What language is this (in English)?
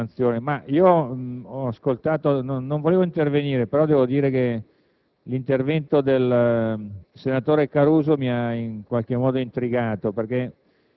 Italian